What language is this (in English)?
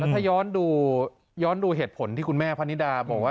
Thai